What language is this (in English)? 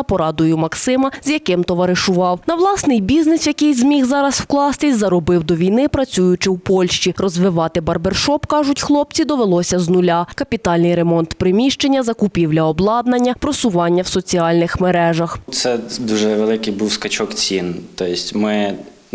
Ukrainian